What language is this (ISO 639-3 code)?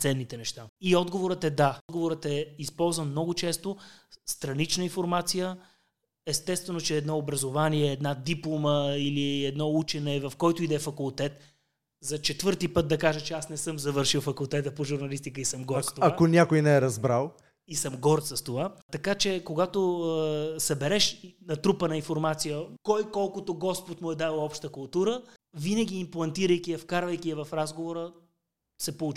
bul